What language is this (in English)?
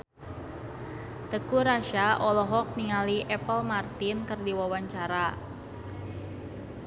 Sundanese